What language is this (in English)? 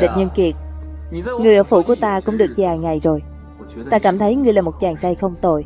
Vietnamese